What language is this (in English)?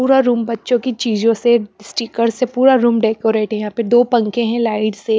Hindi